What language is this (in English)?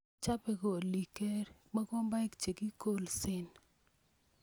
Kalenjin